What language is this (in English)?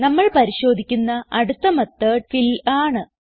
Malayalam